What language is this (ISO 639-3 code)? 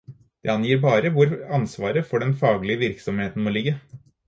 nob